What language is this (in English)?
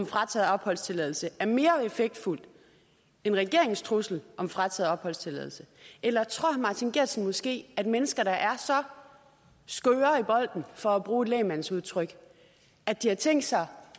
Danish